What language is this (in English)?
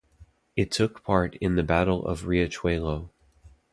English